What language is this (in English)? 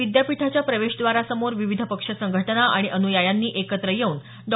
Marathi